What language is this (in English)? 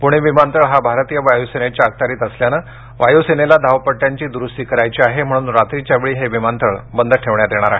Marathi